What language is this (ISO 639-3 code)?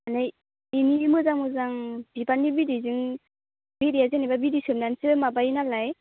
brx